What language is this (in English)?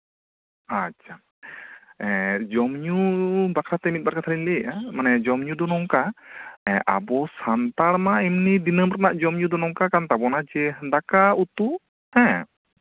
Santali